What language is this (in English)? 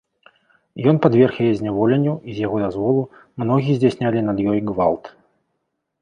Belarusian